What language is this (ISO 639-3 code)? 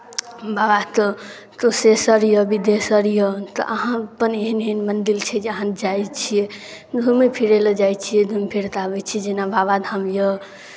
mai